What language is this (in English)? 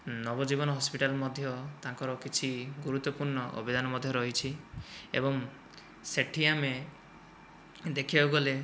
Odia